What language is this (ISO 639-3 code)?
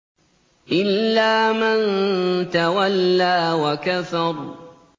ara